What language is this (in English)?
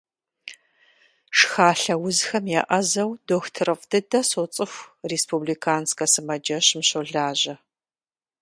Kabardian